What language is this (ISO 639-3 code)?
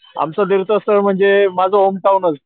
mar